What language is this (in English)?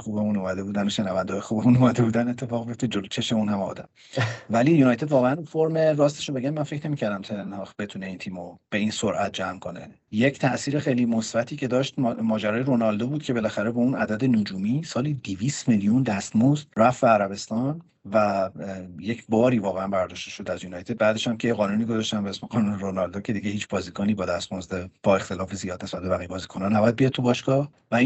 Persian